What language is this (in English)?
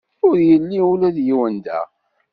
Kabyle